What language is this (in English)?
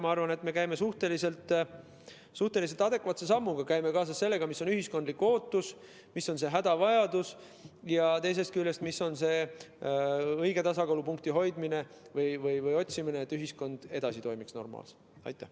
Estonian